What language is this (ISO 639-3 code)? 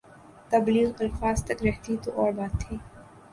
urd